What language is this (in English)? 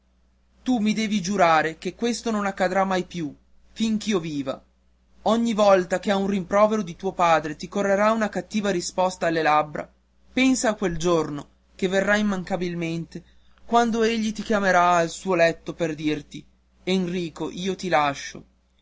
Italian